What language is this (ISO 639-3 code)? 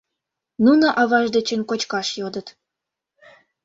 chm